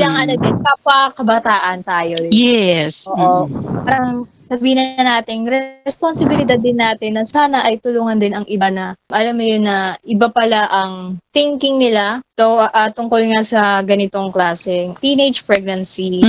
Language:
Filipino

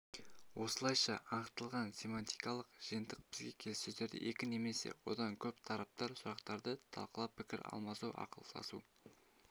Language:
Kazakh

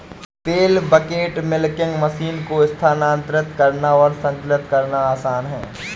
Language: Hindi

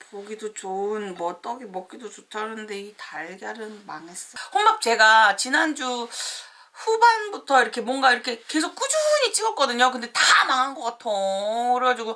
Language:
Korean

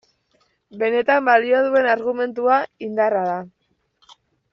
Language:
Basque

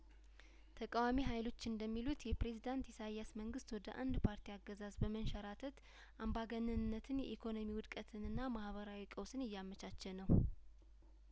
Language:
Amharic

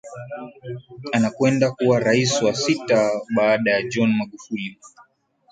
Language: Swahili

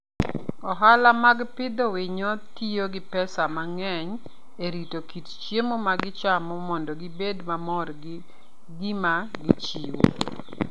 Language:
Luo (Kenya and Tanzania)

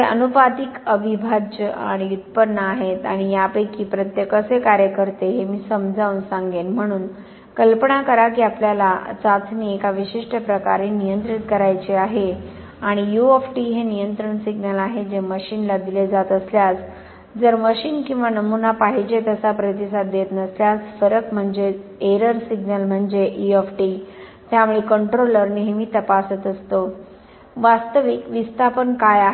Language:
Marathi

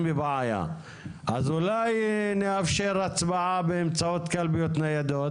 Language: Hebrew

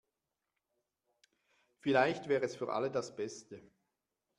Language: German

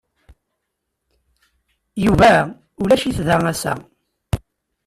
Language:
Kabyle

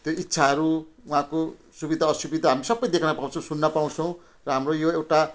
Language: Nepali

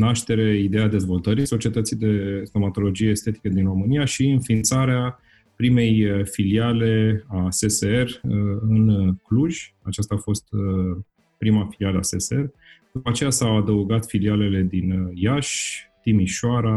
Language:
Romanian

